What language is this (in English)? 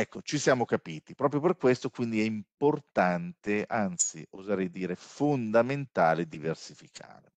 Italian